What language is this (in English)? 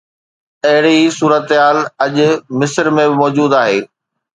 Sindhi